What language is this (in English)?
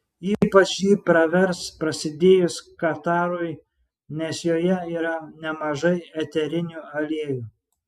Lithuanian